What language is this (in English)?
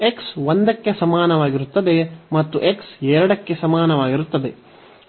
Kannada